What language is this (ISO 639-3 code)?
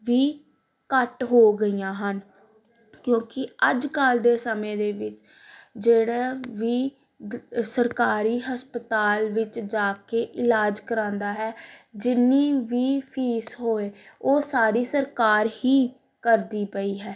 pan